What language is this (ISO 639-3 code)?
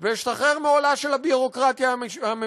heb